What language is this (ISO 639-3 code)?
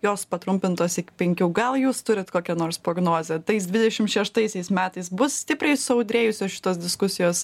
lit